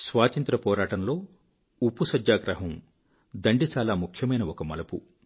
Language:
Telugu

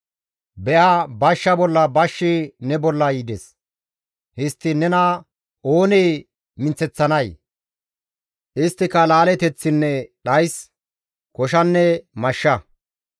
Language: Gamo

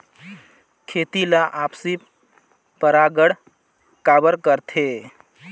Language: Chhattisgarhi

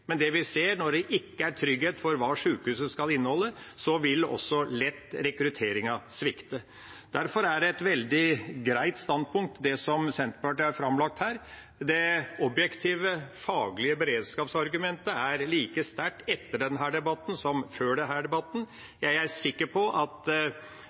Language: Norwegian Bokmål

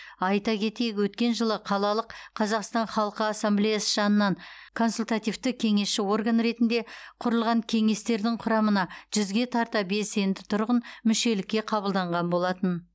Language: Kazakh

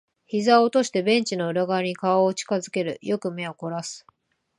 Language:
Japanese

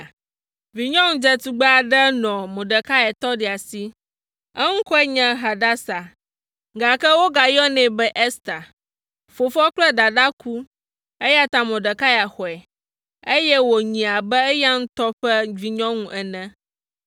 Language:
Ewe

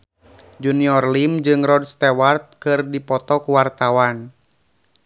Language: Sundanese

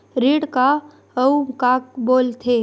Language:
Chhattisgarhi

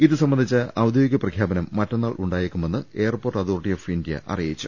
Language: Malayalam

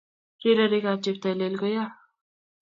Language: Kalenjin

